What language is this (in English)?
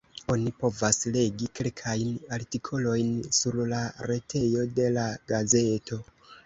Esperanto